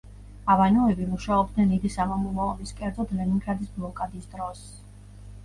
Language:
Georgian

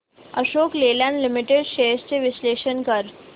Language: Marathi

